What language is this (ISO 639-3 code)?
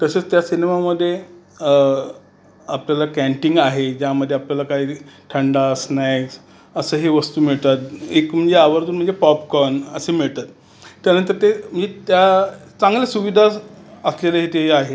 mar